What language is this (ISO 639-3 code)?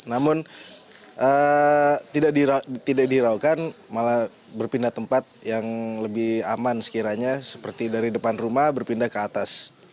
ind